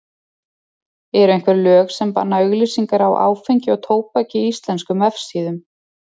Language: Icelandic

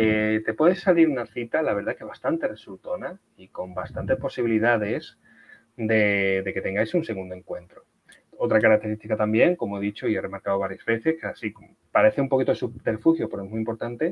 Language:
Spanish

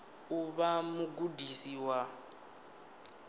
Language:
Venda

